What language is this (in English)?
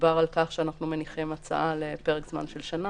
Hebrew